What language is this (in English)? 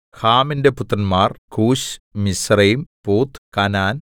Malayalam